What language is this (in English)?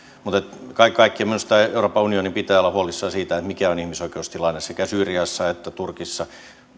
Finnish